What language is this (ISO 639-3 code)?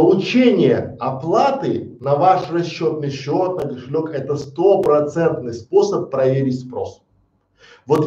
rus